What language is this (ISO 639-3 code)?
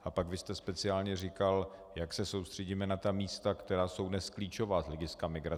ces